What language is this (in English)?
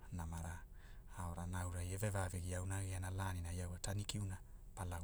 Hula